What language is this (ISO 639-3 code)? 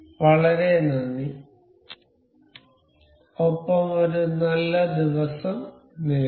mal